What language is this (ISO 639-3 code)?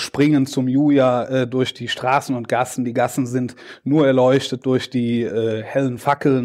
deu